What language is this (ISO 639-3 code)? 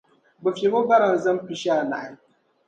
dag